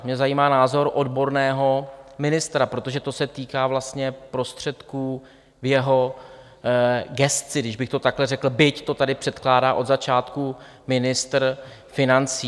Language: Czech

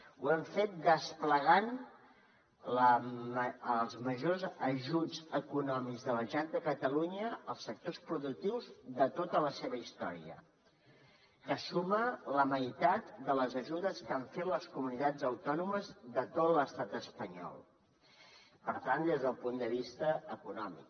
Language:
Catalan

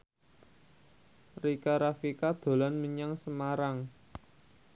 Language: Javanese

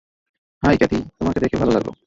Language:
Bangla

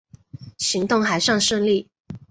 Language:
Chinese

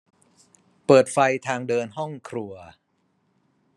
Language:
Thai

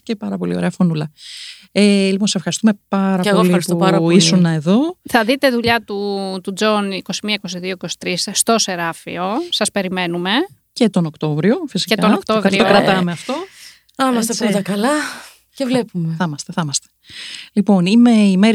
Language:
Greek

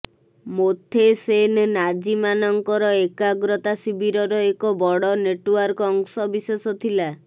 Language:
Odia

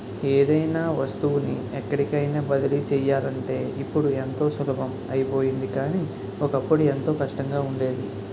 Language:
Telugu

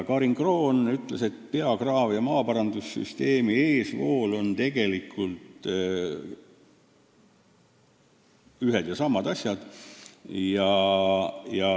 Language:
Estonian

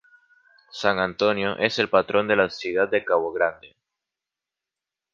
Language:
Spanish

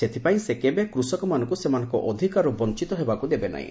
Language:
Odia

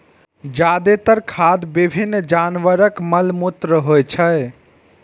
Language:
Maithili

